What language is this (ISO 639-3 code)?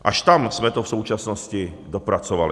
ces